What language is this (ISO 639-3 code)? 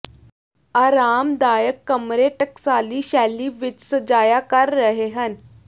pan